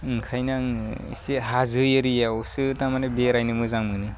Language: Bodo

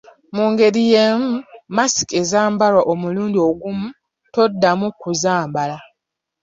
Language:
Ganda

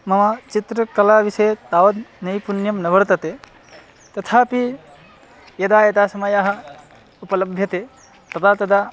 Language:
Sanskrit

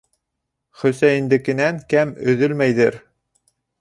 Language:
Bashkir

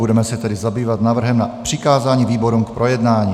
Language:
Czech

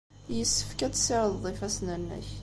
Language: Kabyle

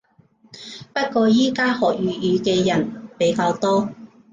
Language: Cantonese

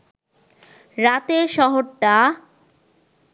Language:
Bangla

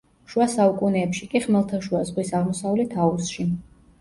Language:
Georgian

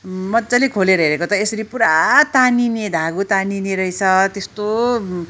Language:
Nepali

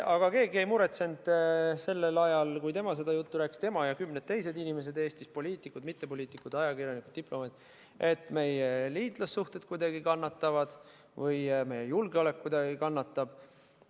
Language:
Estonian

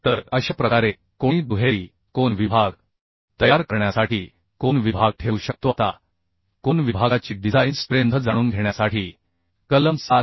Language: Marathi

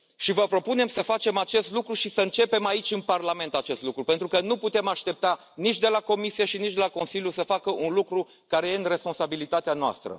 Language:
Romanian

